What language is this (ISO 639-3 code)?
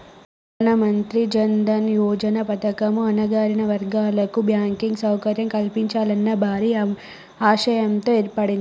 tel